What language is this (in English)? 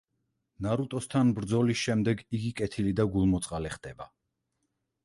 Georgian